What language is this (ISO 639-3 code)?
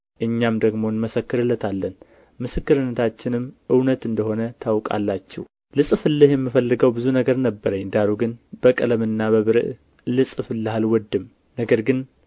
amh